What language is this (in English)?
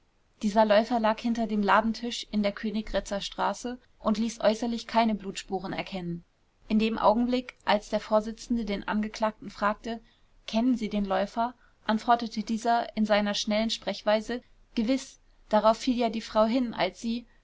German